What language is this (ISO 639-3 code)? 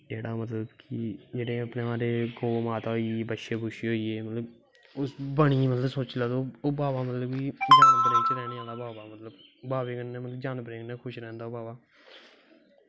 doi